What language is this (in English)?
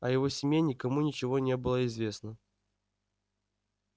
Russian